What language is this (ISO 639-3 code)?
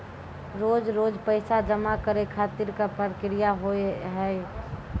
mai